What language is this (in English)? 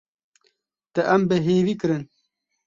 Kurdish